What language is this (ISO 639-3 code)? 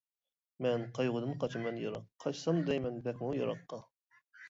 uig